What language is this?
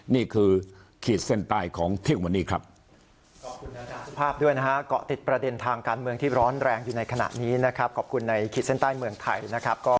Thai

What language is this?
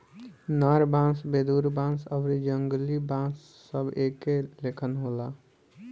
Bhojpuri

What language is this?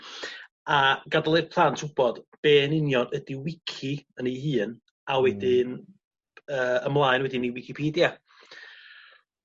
Welsh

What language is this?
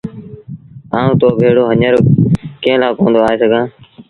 Sindhi Bhil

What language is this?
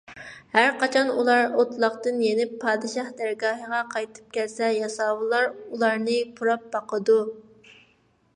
Uyghur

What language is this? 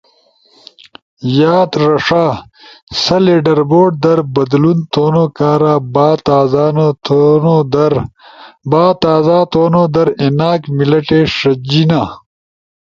Ushojo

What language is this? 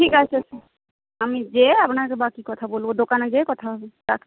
Bangla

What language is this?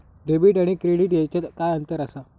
Marathi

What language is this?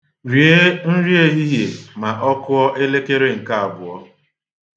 Igbo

